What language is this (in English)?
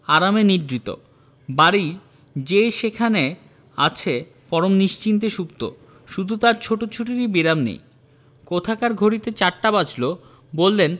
Bangla